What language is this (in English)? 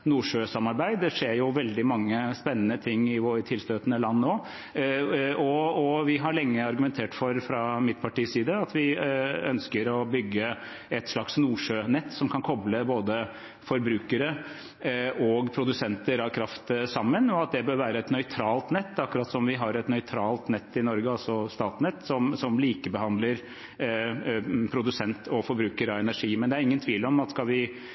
Norwegian Bokmål